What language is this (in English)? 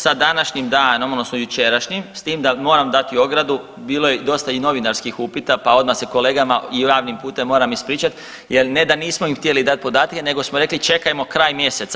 Croatian